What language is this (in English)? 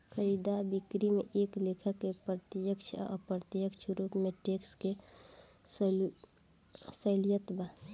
Bhojpuri